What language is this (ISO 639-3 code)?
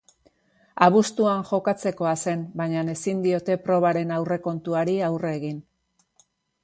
eus